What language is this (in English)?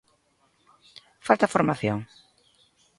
Galician